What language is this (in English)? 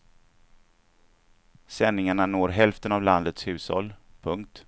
Swedish